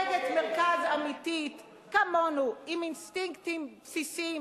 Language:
Hebrew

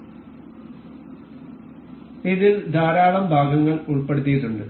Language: Malayalam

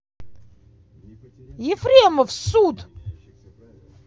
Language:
Russian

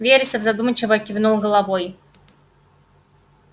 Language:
Russian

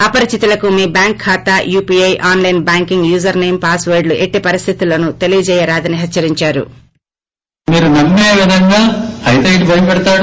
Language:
Telugu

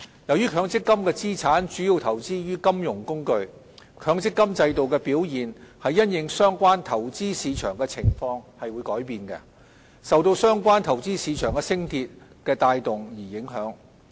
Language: Cantonese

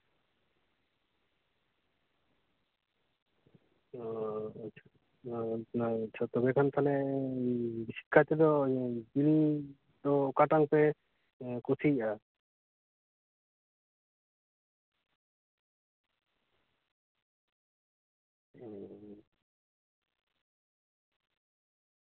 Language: Santali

